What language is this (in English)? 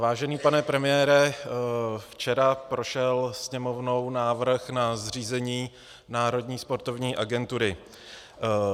Czech